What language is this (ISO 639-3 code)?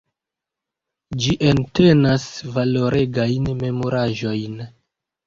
epo